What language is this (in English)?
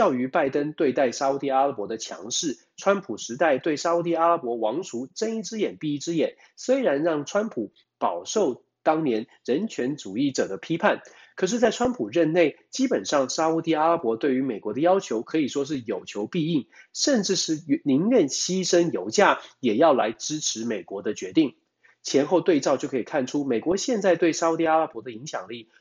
Chinese